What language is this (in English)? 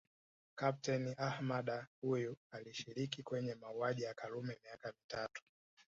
Swahili